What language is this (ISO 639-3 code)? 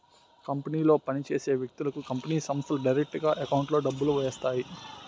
tel